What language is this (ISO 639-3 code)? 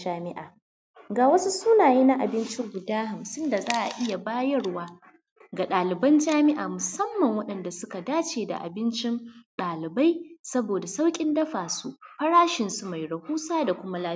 hau